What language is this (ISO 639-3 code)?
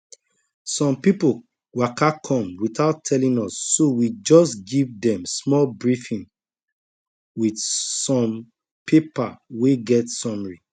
pcm